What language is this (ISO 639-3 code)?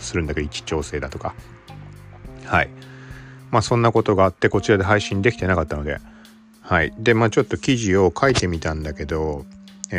jpn